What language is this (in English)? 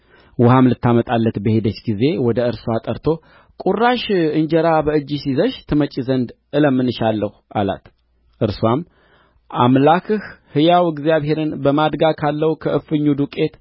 Amharic